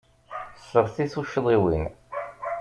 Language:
Kabyle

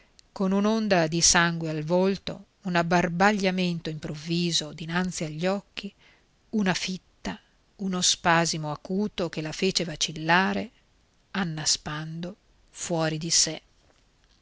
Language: Italian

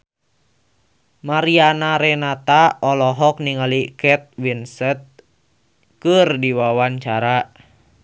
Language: Sundanese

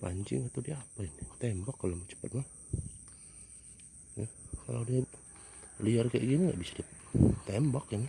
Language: Indonesian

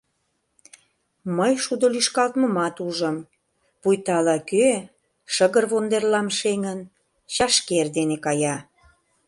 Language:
Mari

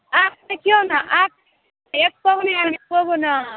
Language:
Maithili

